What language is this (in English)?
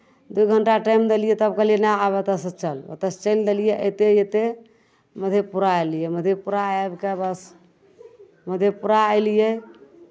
Maithili